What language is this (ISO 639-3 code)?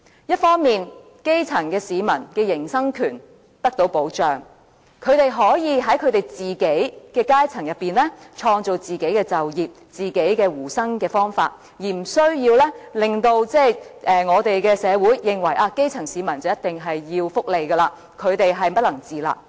yue